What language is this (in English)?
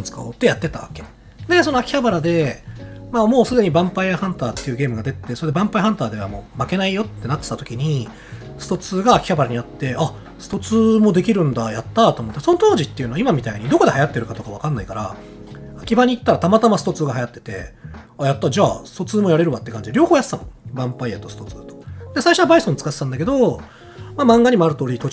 Japanese